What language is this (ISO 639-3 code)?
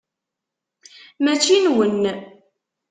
kab